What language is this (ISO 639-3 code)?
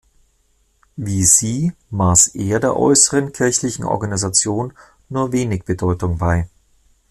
deu